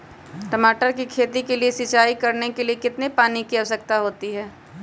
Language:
Magahi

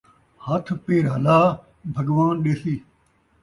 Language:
Saraiki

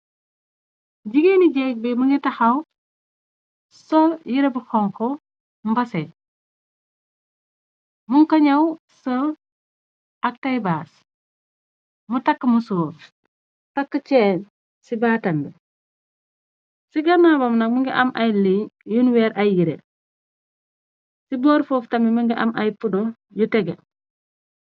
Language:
Wolof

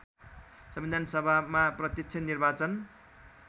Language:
Nepali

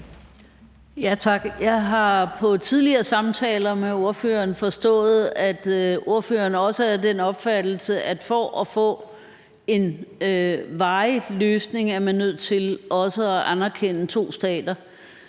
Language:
Danish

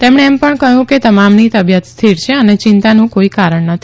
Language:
Gujarati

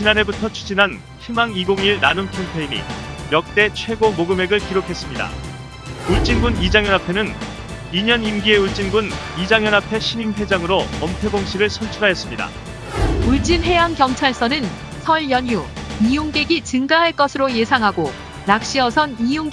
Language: Korean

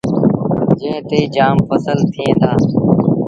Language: Sindhi Bhil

